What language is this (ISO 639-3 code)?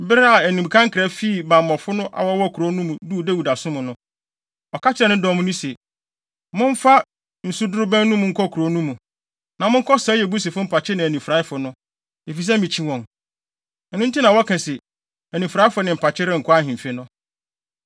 aka